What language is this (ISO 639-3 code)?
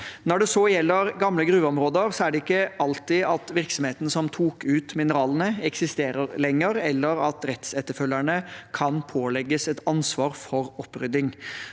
nor